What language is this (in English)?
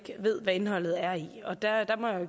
Danish